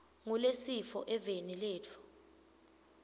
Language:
Swati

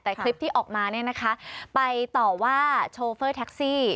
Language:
Thai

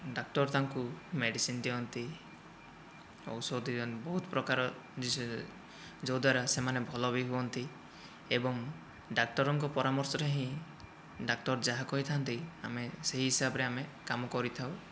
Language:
Odia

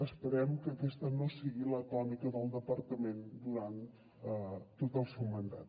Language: Catalan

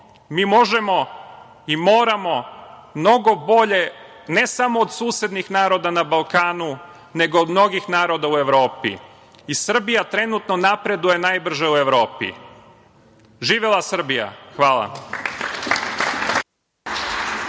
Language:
Serbian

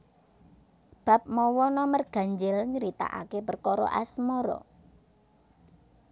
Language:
Javanese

